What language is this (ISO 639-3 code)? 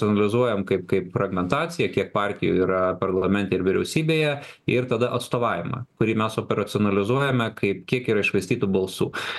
lit